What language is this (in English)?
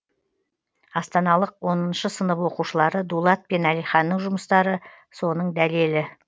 Kazakh